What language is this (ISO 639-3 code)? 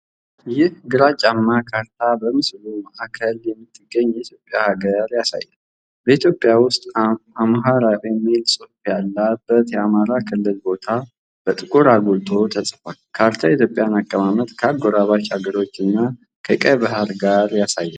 amh